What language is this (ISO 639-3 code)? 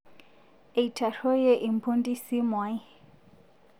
mas